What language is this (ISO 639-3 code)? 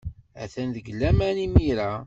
kab